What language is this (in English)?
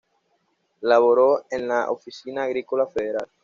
Spanish